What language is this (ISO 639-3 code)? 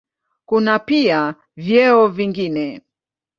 swa